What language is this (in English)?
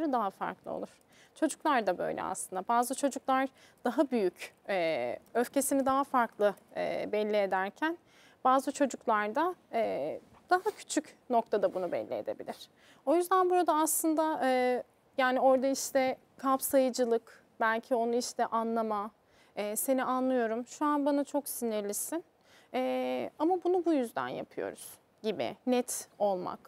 Turkish